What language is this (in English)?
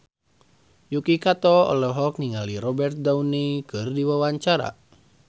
Sundanese